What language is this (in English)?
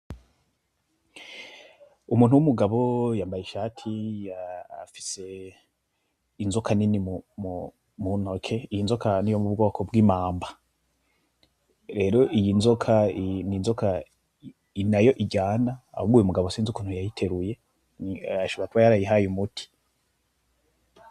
Rundi